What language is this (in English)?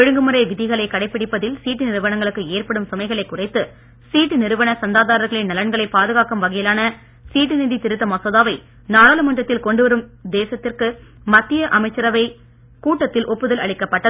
Tamil